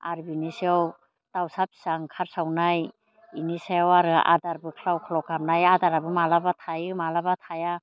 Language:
Bodo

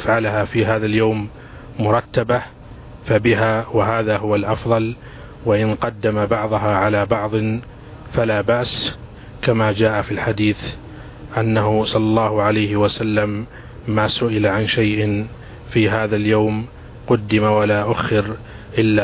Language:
Arabic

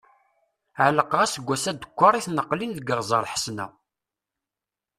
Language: Kabyle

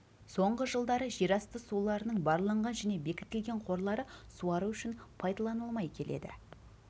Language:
Kazakh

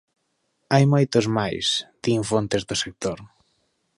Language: Galician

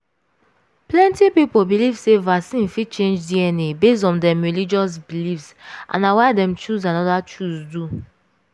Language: Nigerian Pidgin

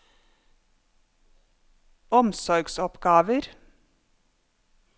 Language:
Norwegian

